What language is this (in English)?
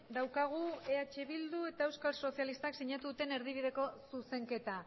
Basque